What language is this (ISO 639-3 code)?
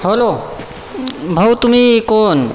mar